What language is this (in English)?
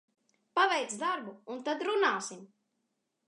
Latvian